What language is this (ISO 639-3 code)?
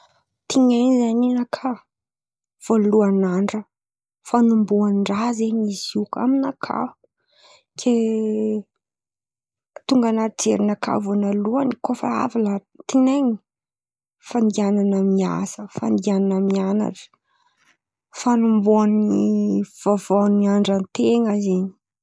xmv